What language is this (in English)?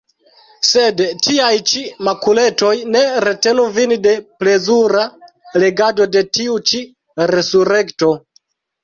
Esperanto